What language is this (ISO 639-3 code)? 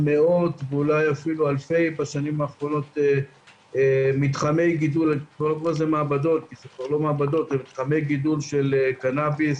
heb